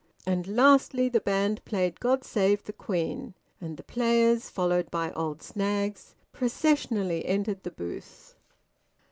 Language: English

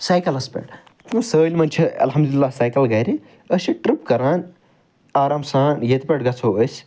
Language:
Kashmiri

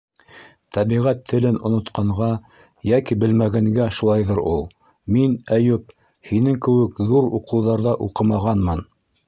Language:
Bashkir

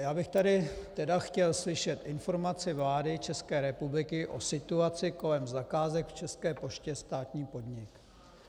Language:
Czech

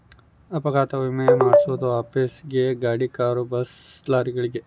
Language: Kannada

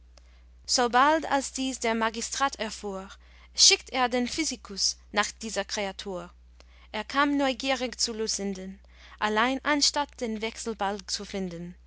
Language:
German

